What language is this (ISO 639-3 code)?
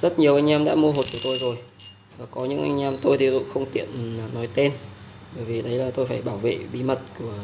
vie